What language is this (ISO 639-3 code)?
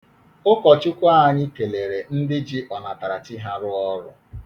ibo